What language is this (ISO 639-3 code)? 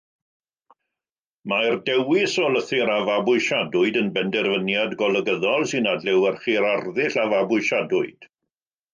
cym